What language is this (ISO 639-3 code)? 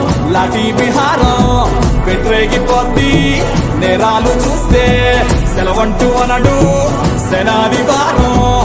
ind